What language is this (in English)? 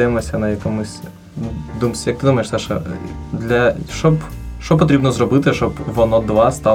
Ukrainian